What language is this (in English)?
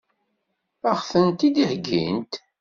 Kabyle